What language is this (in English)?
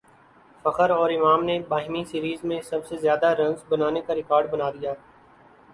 Urdu